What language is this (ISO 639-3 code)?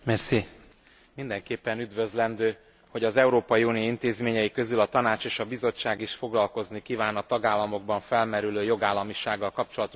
hun